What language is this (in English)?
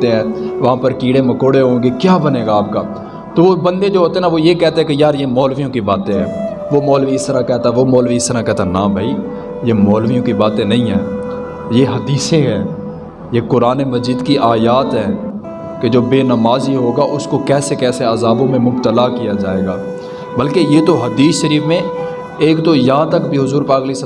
Urdu